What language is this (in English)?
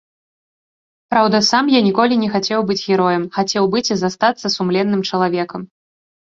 Belarusian